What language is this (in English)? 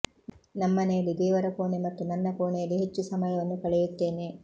Kannada